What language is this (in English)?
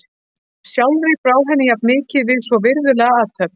Icelandic